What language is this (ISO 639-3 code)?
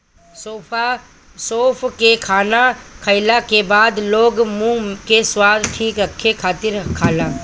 bho